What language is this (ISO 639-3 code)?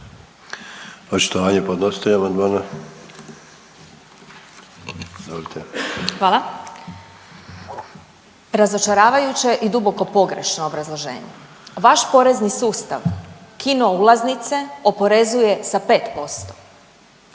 hrv